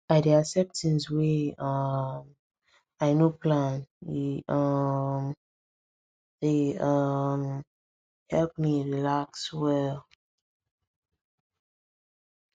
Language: Nigerian Pidgin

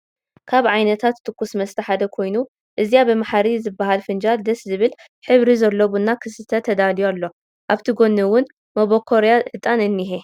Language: Tigrinya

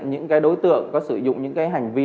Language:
Vietnamese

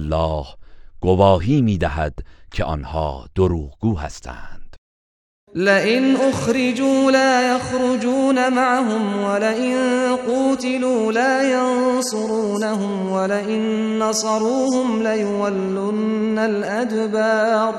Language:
Persian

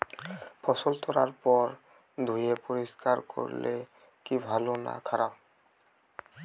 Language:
Bangla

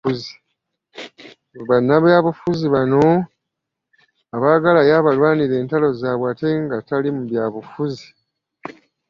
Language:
Ganda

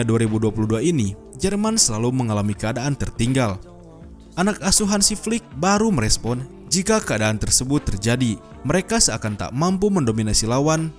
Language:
Indonesian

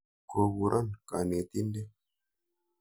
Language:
Kalenjin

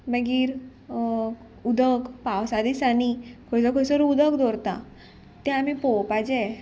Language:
Konkani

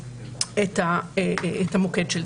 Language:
Hebrew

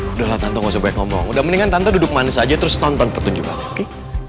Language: Indonesian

